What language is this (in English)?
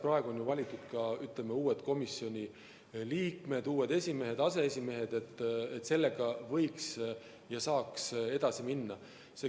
Estonian